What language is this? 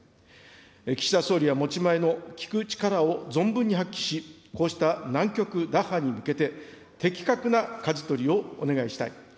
Japanese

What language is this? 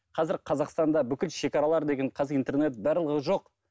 Kazakh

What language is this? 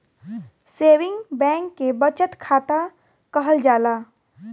Bhojpuri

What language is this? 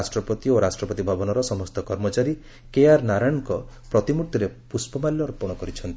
Odia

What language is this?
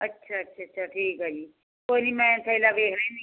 Punjabi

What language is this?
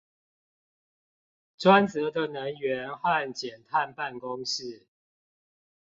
Chinese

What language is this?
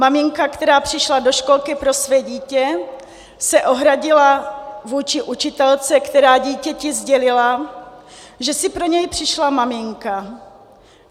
Czech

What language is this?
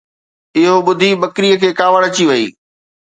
Sindhi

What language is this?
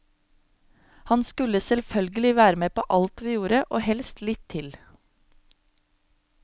Norwegian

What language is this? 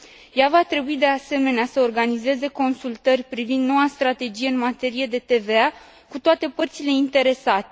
Romanian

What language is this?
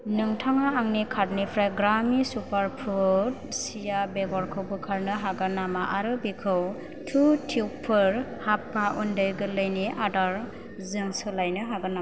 Bodo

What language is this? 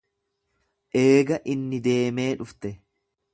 Oromo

